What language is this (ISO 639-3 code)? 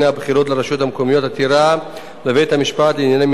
heb